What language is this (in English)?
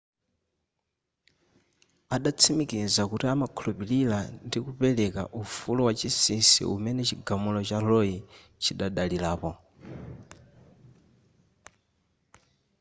Nyanja